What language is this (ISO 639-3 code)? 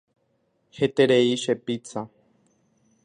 grn